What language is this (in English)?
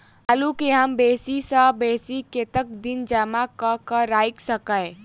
Maithili